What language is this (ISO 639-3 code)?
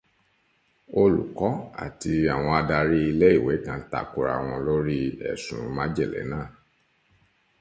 yor